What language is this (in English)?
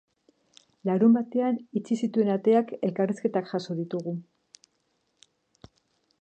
Basque